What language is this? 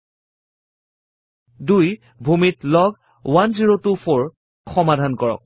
Assamese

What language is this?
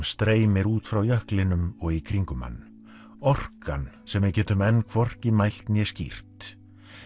Icelandic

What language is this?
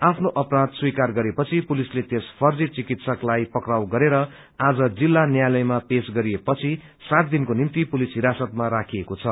Nepali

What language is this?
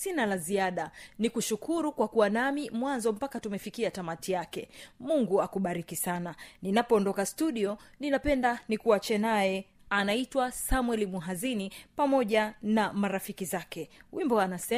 Swahili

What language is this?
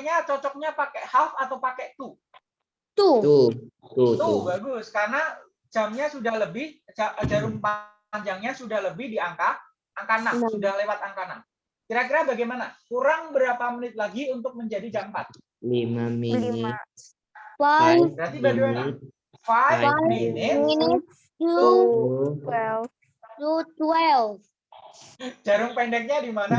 Indonesian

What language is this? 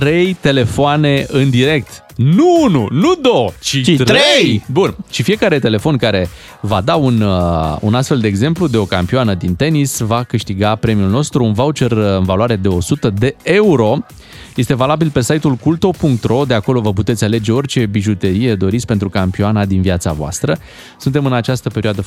Romanian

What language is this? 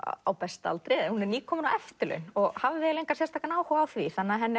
Icelandic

